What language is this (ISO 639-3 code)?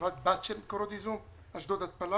heb